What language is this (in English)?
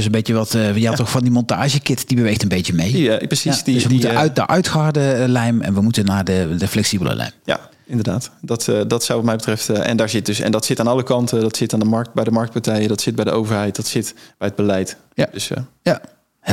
Dutch